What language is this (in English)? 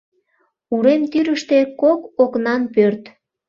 Mari